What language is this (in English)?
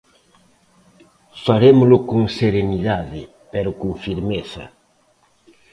Galician